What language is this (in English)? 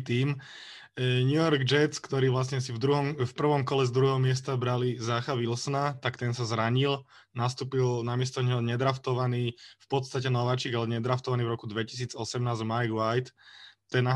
Slovak